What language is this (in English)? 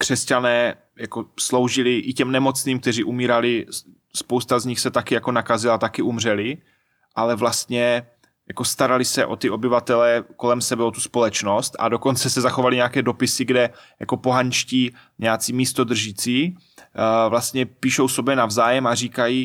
Czech